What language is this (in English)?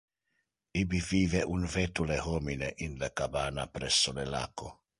Interlingua